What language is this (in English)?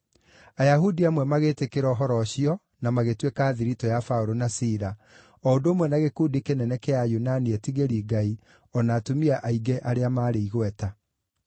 Kikuyu